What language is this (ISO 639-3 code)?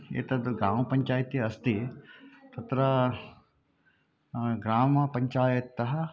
san